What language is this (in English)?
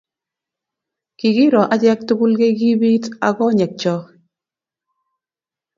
Kalenjin